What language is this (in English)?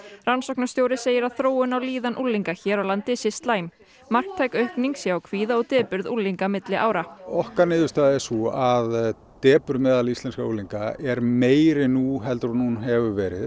Icelandic